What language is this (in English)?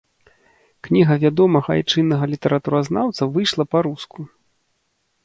Belarusian